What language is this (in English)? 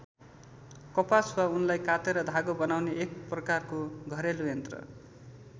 Nepali